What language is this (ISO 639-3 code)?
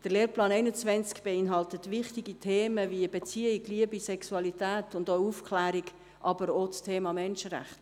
gsw